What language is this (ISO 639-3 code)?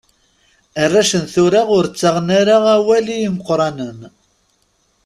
kab